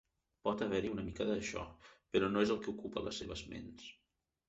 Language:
Catalan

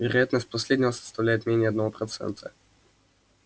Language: Russian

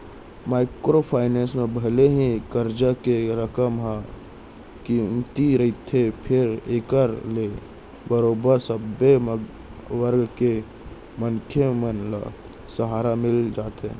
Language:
Chhattisgarhi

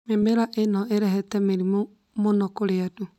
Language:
Kikuyu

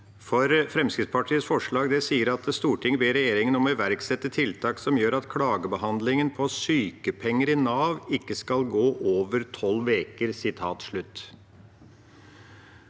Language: Norwegian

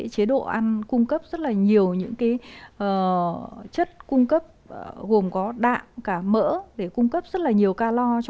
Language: Vietnamese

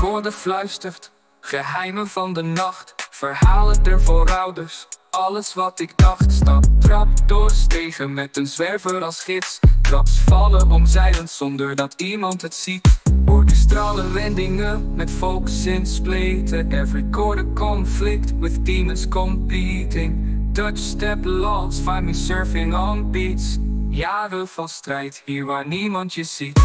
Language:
Dutch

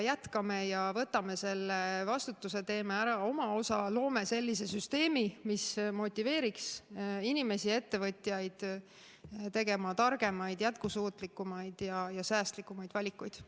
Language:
Estonian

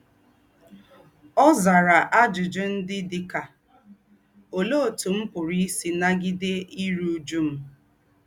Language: Igbo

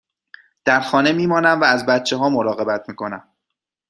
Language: Persian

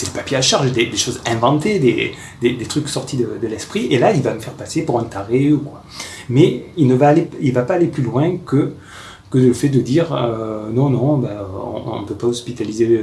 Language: French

